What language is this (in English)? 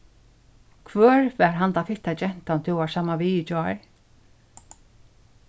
Faroese